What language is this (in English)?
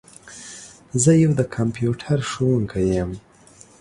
Pashto